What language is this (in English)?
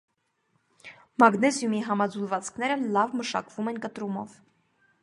Armenian